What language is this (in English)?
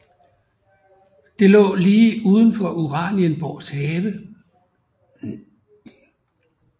Danish